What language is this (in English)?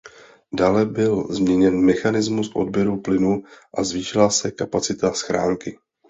Czech